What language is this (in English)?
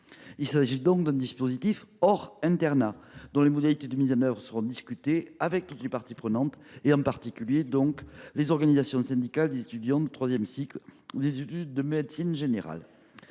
French